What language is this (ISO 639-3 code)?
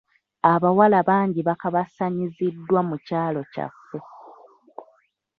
lug